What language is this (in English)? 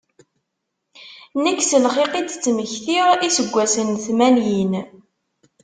Kabyle